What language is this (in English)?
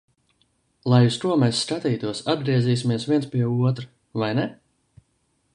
Latvian